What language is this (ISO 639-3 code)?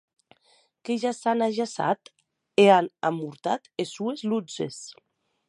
oci